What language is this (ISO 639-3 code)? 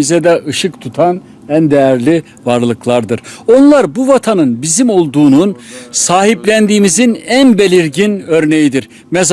tur